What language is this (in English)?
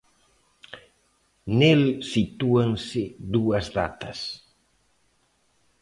Galician